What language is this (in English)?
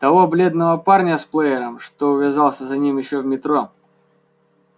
Russian